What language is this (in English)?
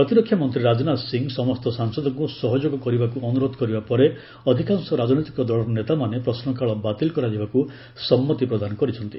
Odia